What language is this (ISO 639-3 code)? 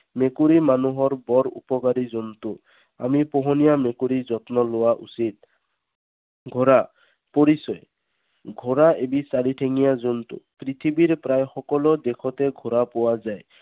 asm